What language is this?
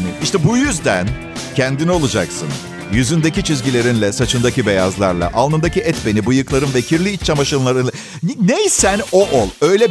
Turkish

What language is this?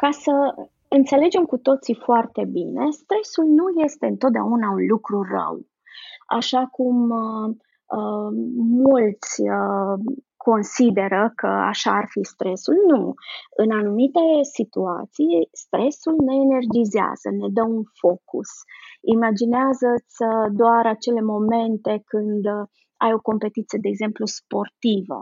Romanian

